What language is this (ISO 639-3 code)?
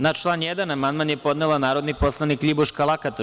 srp